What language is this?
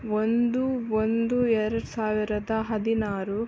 Kannada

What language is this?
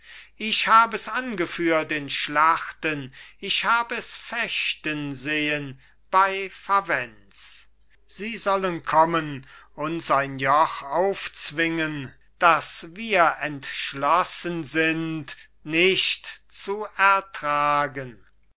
German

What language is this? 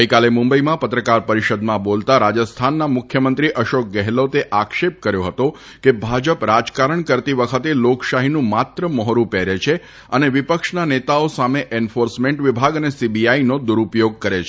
Gujarati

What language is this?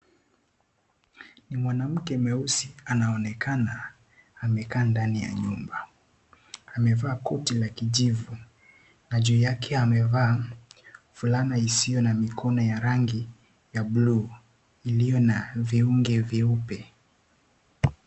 Swahili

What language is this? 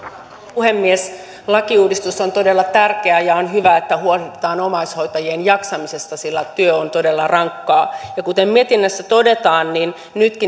Finnish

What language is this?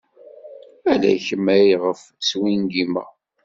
Kabyle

